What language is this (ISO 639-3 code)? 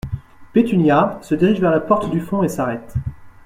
fra